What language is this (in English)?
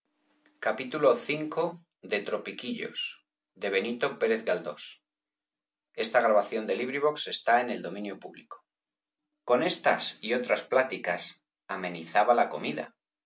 Spanish